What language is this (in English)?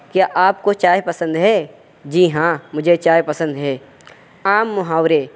Urdu